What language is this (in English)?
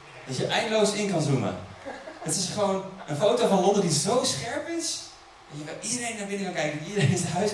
Dutch